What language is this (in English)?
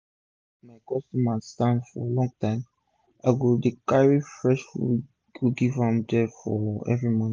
Nigerian Pidgin